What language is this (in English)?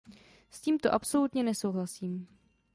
Czech